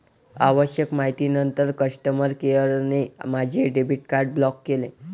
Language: Marathi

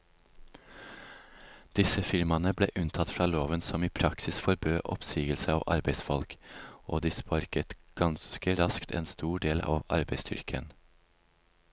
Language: Norwegian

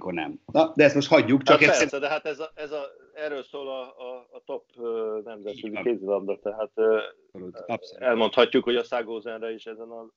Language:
Hungarian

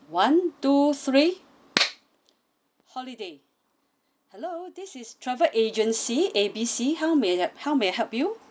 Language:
English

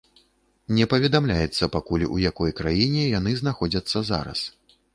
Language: Belarusian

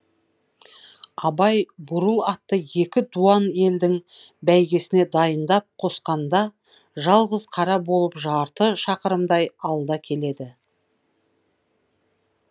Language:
Kazakh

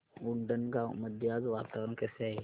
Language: Marathi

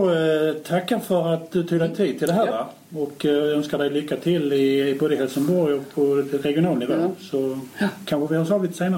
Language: Swedish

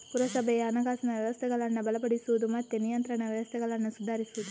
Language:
Kannada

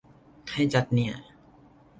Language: Thai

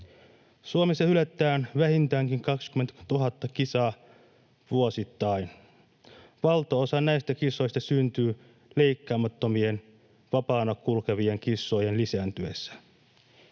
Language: Finnish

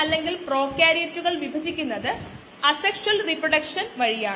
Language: Malayalam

